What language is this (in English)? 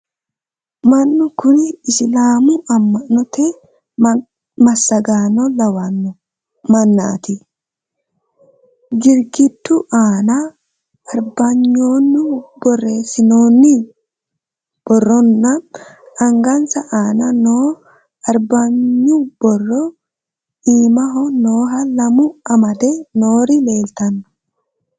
Sidamo